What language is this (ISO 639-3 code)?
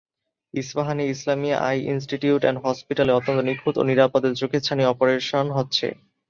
ben